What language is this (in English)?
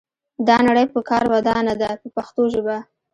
Pashto